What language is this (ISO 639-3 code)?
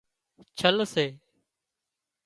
kxp